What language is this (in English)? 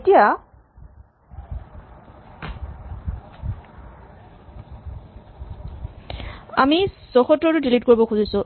Assamese